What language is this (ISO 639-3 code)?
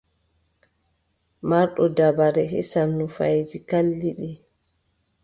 fub